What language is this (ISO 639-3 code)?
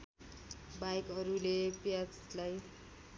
nep